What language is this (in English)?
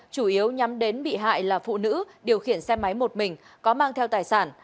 Vietnamese